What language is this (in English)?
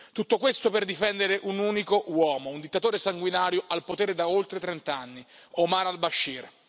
Italian